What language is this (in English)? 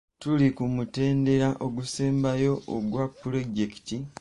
Ganda